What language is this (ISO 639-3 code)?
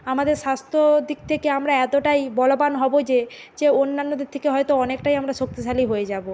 ben